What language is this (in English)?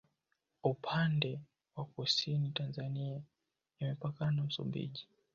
Swahili